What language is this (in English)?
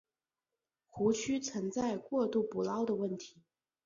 Chinese